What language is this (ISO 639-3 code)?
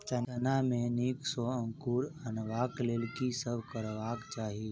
mai